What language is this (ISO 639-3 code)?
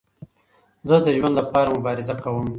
pus